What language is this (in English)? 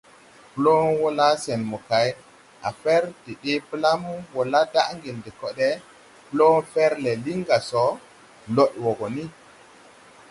Tupuri